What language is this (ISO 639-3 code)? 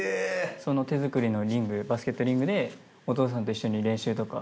jpn